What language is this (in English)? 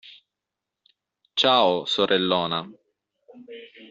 Italian